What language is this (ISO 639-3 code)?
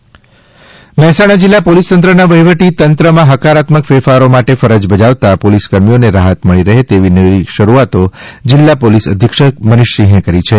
guj